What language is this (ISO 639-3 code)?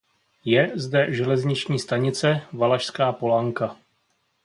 ces